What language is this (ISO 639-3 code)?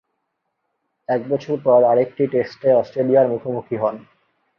ben